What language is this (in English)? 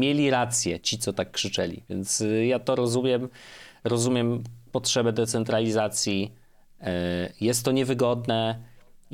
Polish